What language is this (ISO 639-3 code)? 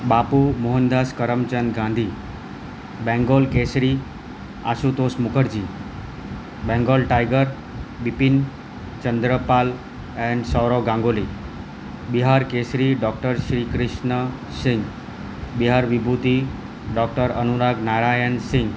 guj